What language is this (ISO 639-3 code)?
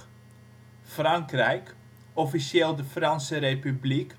nld